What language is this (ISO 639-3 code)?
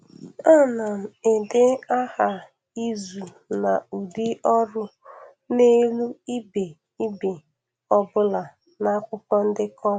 ibo